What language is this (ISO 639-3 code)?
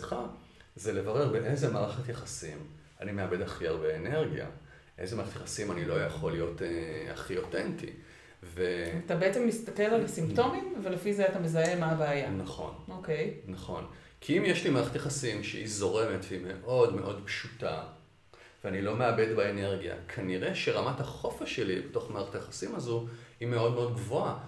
heb